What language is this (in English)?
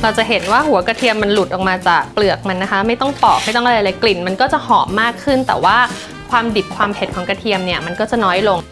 Thai